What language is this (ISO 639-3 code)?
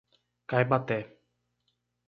por